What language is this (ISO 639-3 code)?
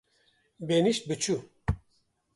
kur